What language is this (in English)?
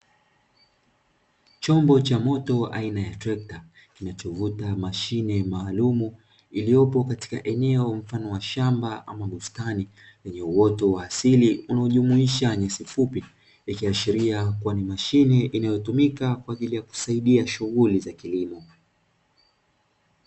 Swahili